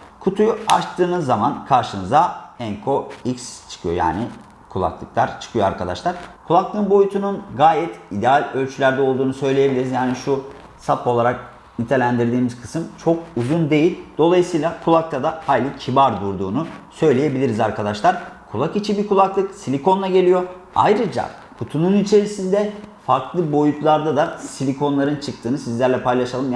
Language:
Turkish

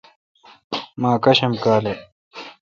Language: Kalkoti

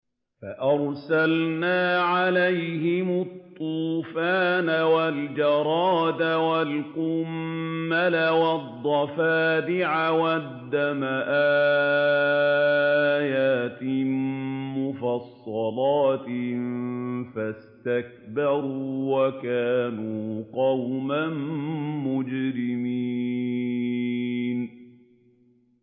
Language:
Arabic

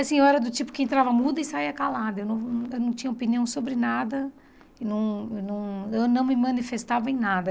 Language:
Portuguese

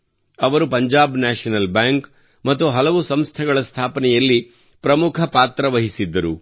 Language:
Kannada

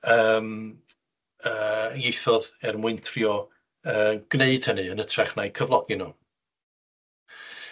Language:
Welsh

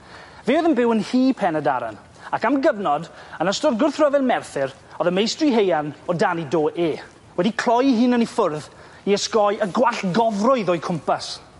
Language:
Welsh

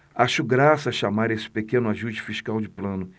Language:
Portuguese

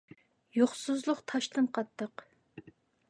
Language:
Uyghur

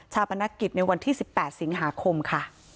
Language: Thai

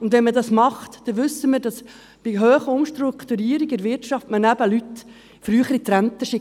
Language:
Swiss German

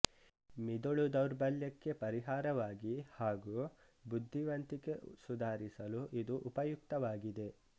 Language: Kannada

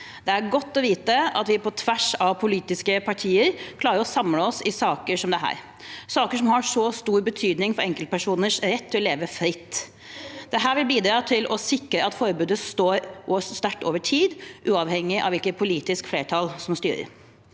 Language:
Norwegian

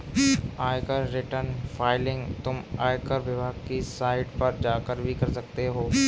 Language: Hindi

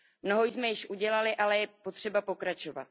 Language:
Czech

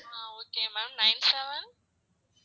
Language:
Tamil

